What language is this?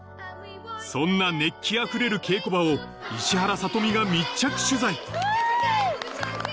Japanese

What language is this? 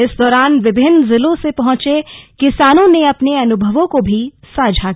Hindi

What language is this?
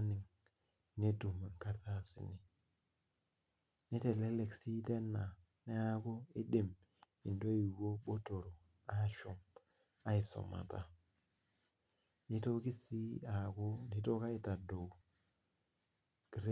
Masai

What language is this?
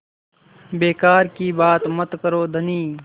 Hindi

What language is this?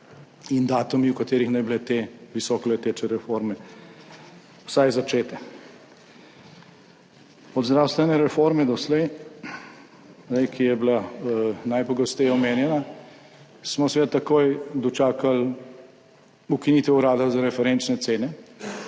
Slovenian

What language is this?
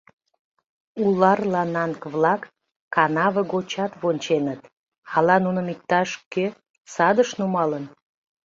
Mari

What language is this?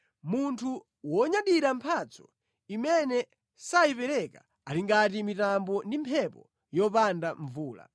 Nyanja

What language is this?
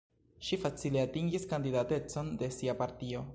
Esperanto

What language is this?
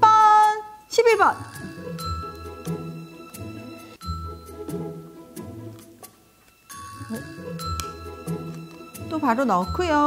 Korean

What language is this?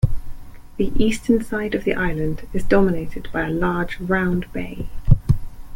English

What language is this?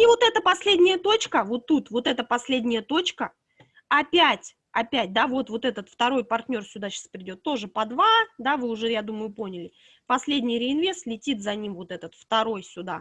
Russian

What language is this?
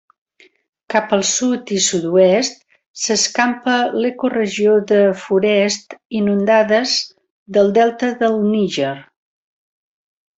Catalan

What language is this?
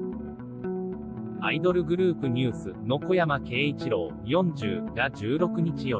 Japanese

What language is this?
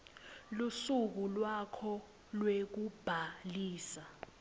Swati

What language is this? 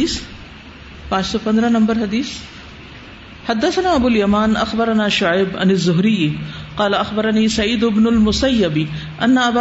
Urdu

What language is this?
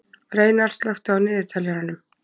Icelandic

